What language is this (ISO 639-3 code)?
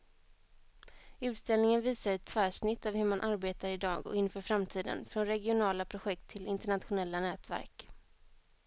swe